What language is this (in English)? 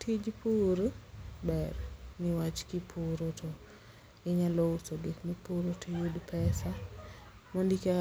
Luo (Kenya and Tanzania)